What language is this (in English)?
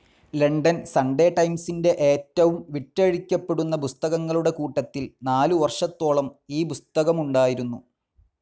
Malayalam